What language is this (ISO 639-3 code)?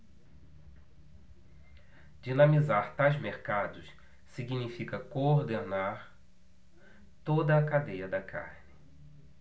por